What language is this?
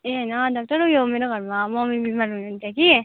Nepali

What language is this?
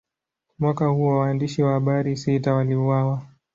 Swahili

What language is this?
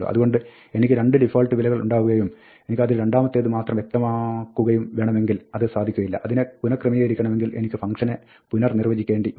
Malayalam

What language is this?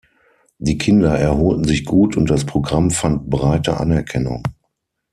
German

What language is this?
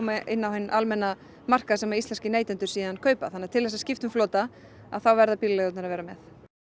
Icelandic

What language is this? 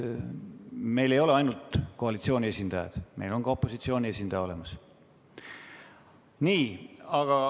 Estonian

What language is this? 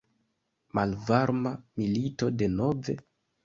Esperanto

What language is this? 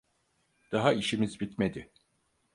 Turkish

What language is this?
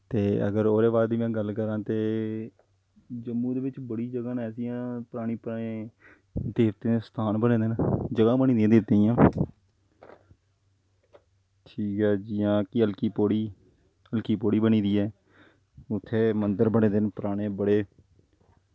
Dogri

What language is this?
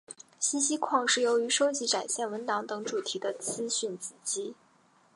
Chinese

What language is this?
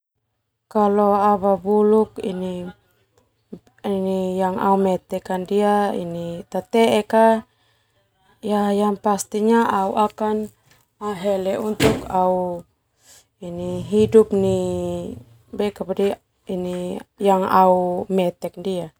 Termanu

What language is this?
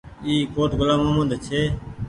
Goaria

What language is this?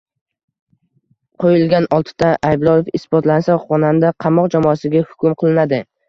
Uzbek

